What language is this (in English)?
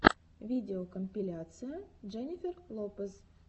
Russian